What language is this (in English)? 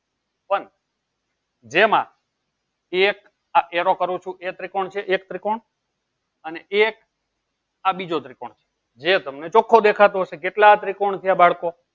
Gujarati